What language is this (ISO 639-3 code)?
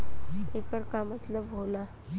bho